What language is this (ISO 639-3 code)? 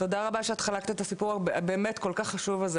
heb